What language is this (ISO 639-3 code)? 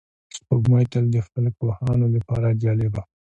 pus